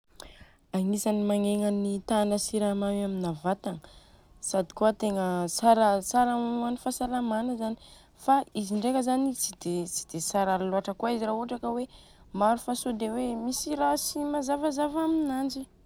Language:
Southern Betsimisaraka Malagasy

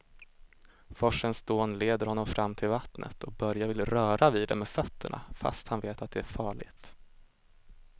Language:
Swedish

